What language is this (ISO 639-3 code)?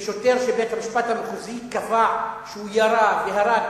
heb